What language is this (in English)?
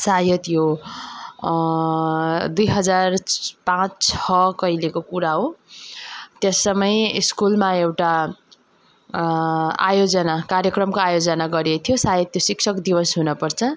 Nepali